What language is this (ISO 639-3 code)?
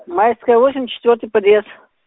rus